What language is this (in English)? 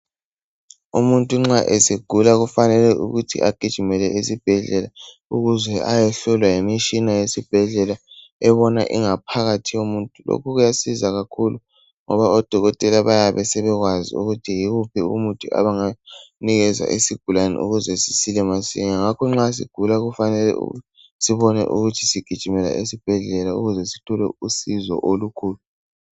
North Ndebele